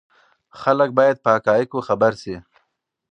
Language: Pashto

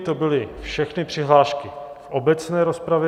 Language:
Czech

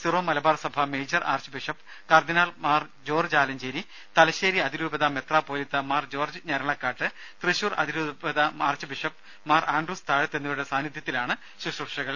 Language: Malayalam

